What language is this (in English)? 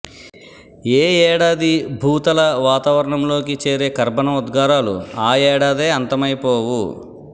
Telugu